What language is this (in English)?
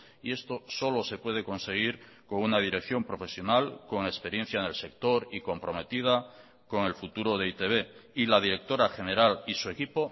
Spanish